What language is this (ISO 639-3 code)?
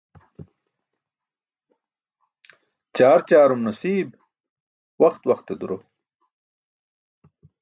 bsk